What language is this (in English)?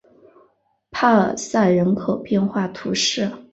Chinese